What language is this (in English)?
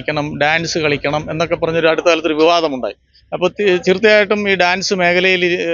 Malayalam